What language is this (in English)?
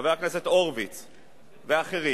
Hebrew